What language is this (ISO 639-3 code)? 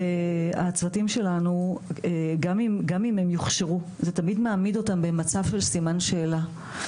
heb